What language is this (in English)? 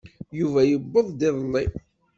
Kabyle